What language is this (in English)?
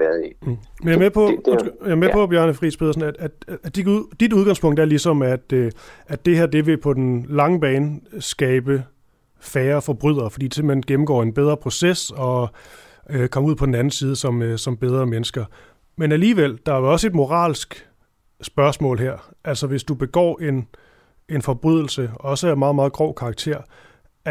Danish